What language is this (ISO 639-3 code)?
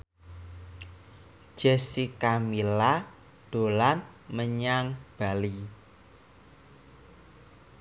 jav